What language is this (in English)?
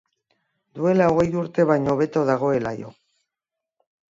Basque